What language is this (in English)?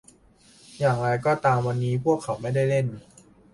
Thai